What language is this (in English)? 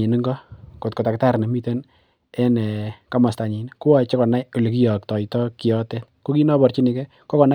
Kalenjin